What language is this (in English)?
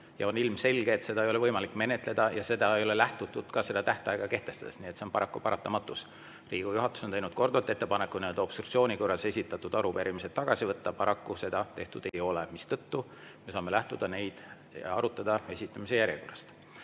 Estonian